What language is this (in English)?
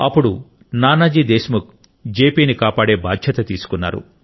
Telugu